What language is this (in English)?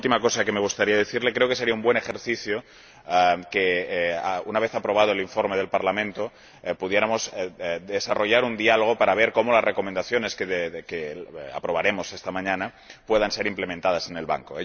Spanish